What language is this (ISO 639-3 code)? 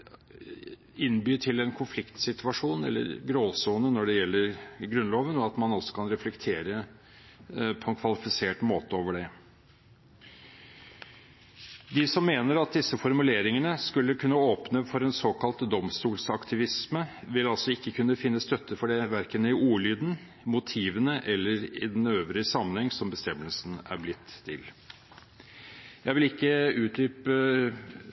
nob